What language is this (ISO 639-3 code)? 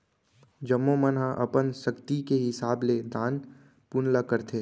hne